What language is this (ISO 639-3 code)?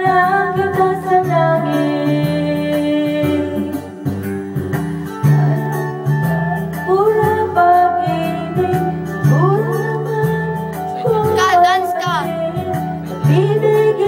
ind